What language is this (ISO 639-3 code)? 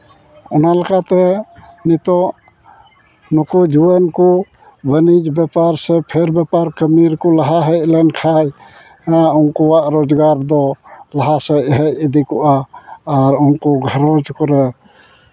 sat